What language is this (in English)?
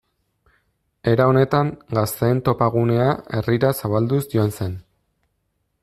Basque